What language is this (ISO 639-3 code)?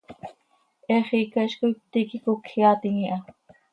sei